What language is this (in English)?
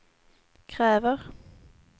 Swedish